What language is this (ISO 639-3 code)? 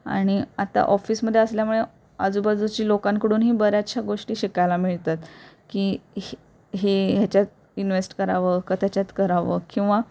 mar